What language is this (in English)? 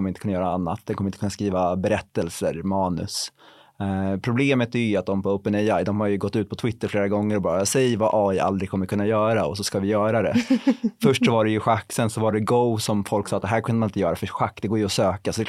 Swedish